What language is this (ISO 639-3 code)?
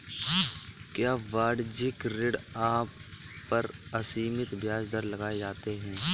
hin